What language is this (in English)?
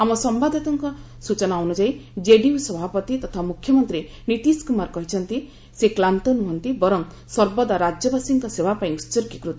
Odia